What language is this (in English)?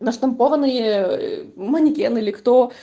Russian